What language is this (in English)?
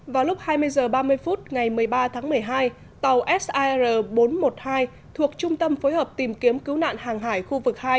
Vietnamese